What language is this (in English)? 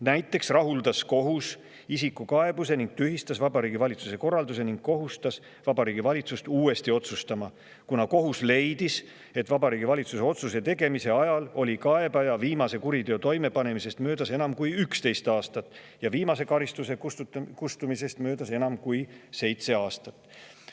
Estonian